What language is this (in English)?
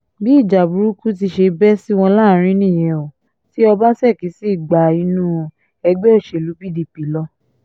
Yoruba